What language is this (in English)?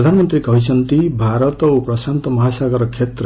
Odia